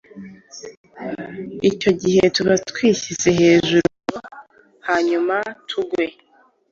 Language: Kinyarwanda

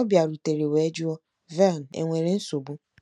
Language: Igbo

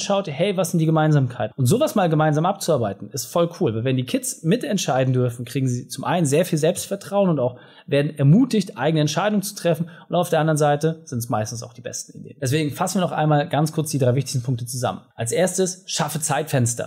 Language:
German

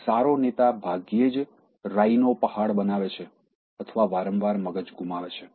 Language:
Gujarati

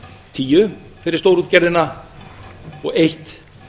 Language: Icelandic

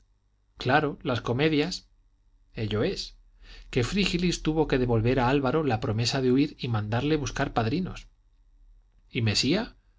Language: Spanish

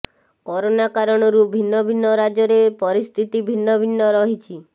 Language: Odia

